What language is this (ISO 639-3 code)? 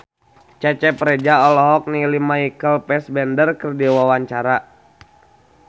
sun